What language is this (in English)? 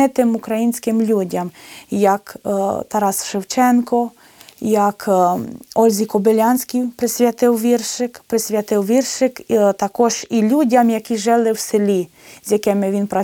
Ukrainian